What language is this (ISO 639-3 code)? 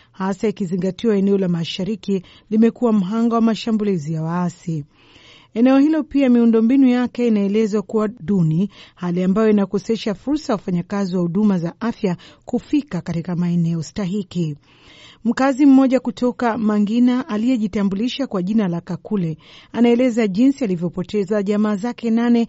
swa